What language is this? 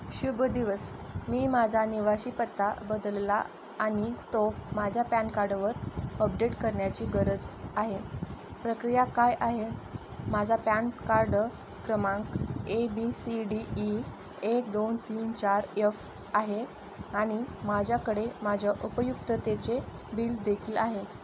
Marathi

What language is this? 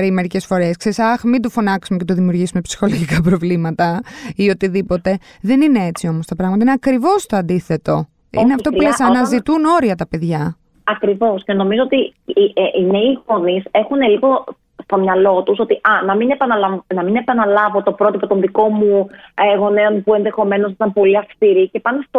Greek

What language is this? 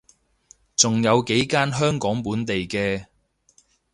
Cantonese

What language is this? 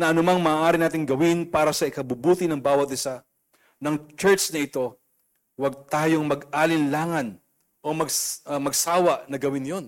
Filipino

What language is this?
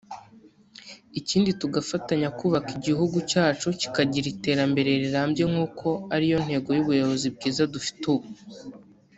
Kinyarwanda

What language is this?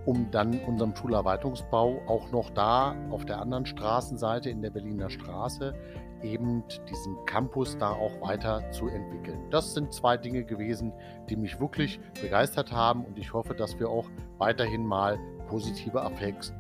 German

